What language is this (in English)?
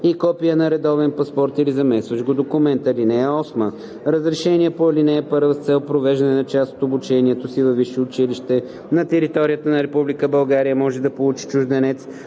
Bulgarian